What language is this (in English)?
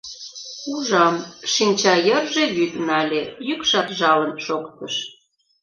Mari